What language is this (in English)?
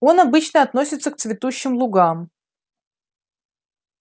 Russian